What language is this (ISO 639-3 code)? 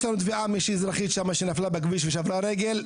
heb